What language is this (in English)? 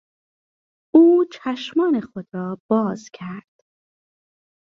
Persian